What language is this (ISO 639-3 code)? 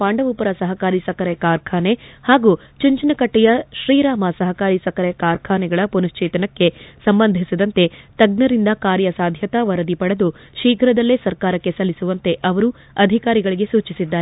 kan